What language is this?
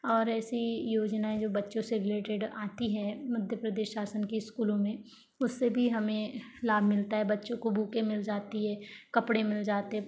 Hindi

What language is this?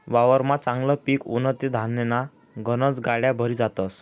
Marathi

